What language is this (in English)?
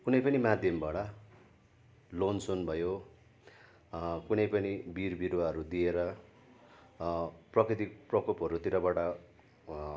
Nepali